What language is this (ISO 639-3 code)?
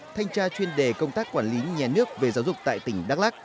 vie